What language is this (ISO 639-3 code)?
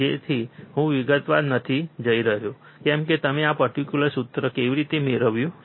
guj